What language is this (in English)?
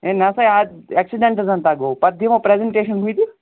Kashmiri